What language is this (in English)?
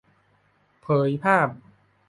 Thai